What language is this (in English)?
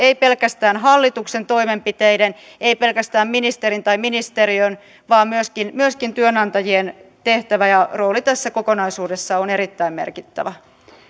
Finnish